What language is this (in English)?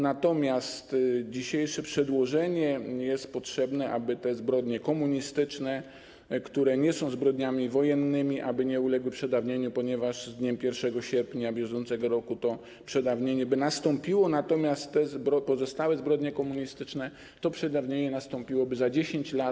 Polish